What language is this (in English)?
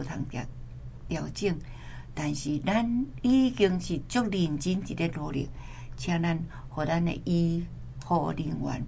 Chinese